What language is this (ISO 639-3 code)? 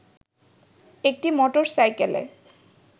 ben